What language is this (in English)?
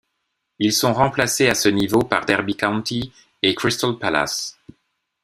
French